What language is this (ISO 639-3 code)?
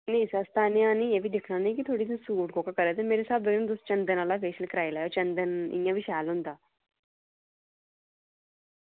doi